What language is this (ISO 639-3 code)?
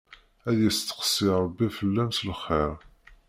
kab